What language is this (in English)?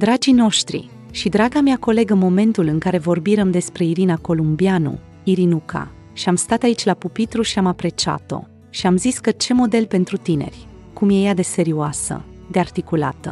Romanian